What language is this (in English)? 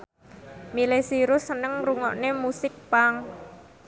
Javanese